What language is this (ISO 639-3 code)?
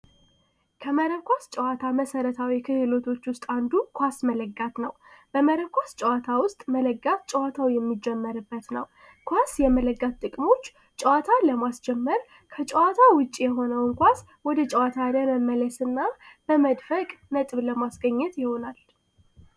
amh